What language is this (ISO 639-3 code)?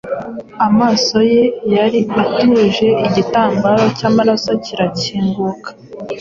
kin